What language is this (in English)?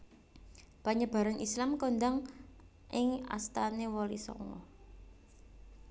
Javanese